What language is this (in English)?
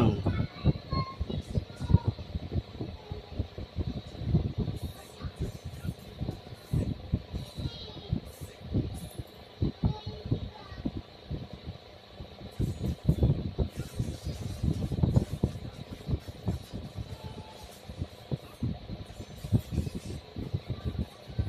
Indonesian